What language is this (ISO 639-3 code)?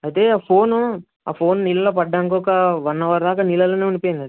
tel